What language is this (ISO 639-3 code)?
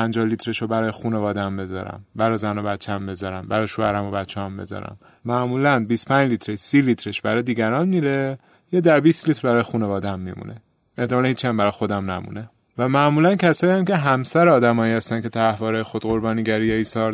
fas